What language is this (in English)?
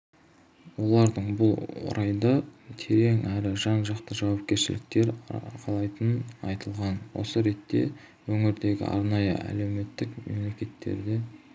Kazakh